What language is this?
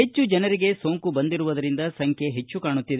Kannada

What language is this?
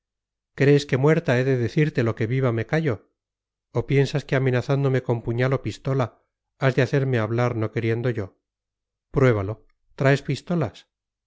Spanish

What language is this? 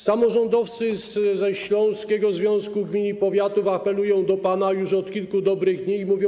Polish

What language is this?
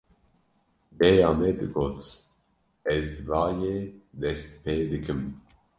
Kurdish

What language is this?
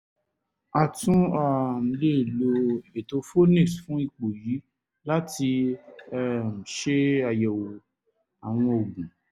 Yoruba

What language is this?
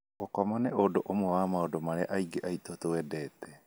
Kikuyu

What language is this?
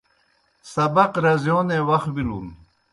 Kohistani Shina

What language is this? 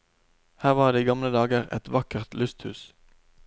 Norwegian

